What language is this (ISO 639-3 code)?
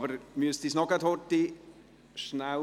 gsw